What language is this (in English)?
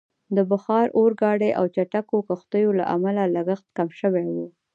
Pashto